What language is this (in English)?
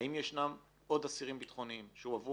Hebrew